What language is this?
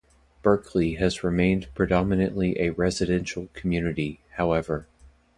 English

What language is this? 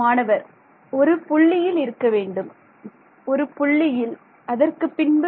Tamil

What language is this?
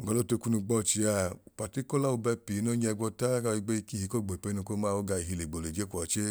Idoma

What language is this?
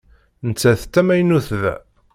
Kabyle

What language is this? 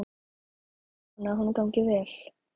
Icelandic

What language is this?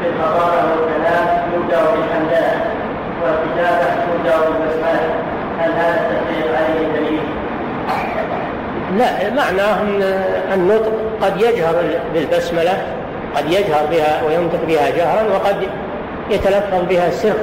Arabic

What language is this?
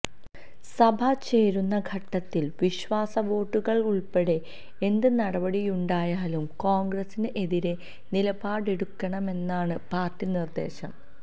Malayalam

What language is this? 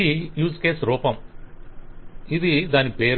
Telugu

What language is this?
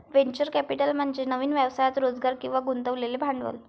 Marathi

